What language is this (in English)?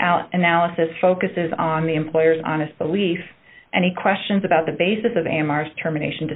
English